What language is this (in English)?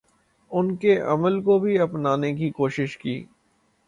Urdu